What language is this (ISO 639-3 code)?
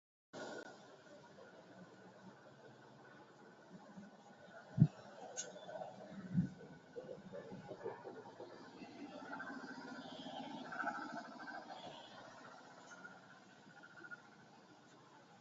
tam